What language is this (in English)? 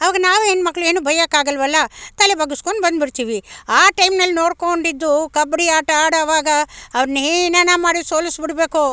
Kannada